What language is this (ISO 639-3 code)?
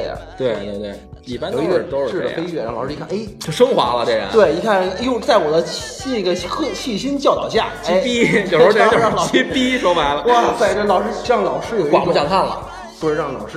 zho